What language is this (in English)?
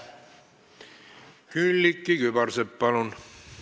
Estonian